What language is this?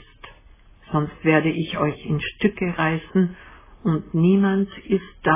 German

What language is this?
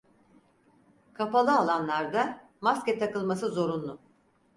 Turkish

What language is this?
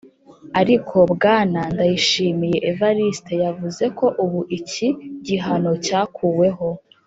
Kinyarwanda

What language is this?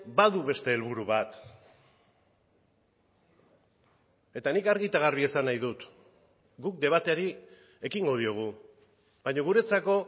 Basque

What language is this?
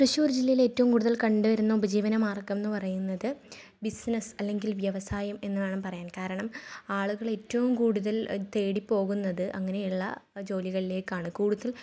Malayalam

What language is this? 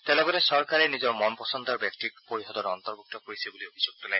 Assamese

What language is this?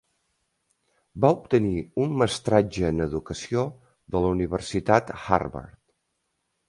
Catalan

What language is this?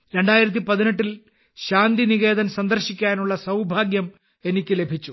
Malayalam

